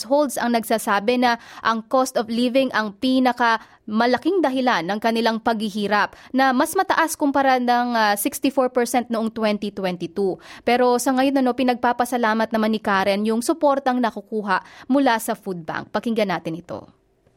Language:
Filipino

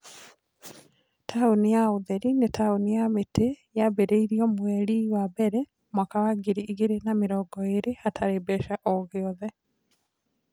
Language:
Kikuyu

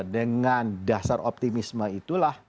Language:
Indonesian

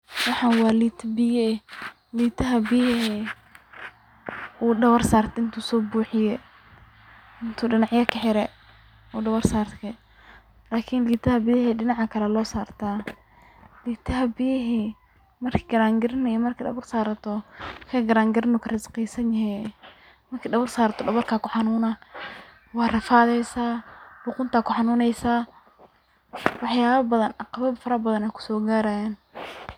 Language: Somali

